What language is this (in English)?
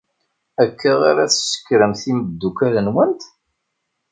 Kabyle